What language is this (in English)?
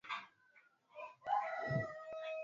Swahili